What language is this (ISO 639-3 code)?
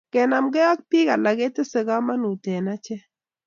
kln